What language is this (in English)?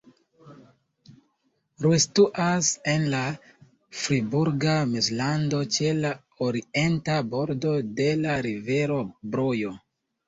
Esperanto